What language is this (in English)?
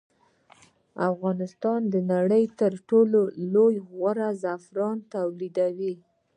Pashto